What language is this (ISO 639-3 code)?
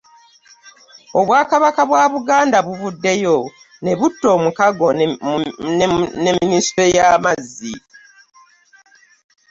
lug